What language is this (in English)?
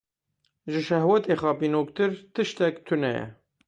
Kurdish